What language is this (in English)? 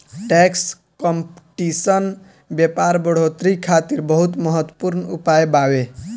Bhojpuri